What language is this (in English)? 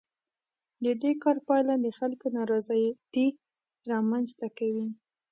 Pashto